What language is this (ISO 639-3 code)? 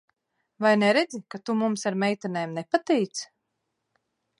lav